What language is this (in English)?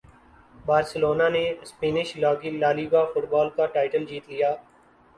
Urdu